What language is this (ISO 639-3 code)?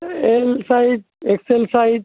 ben